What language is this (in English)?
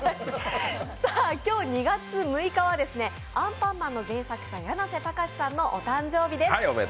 Japanese